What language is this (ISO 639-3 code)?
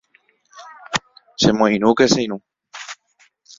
grn